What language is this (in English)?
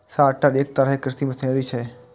Maithili